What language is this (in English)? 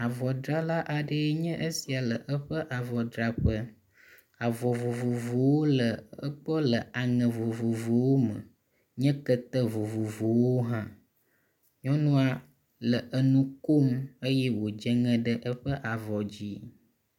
Ewe